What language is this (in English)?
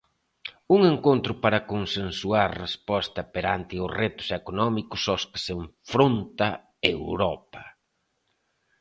Galician